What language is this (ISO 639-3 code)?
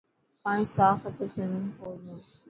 mki